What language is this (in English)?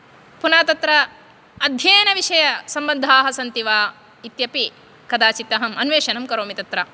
Sanskrit